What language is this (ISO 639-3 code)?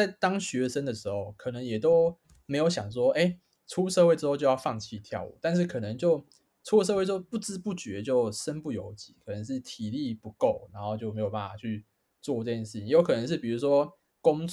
zho